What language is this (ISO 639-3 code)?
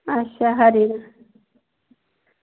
doi